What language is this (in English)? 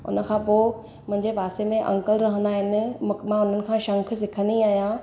Sindhi